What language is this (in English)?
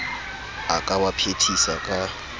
Southern Sotho